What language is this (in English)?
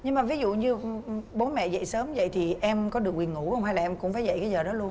Vietnamese